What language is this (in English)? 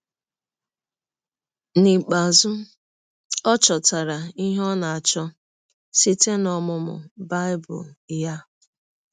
Igbo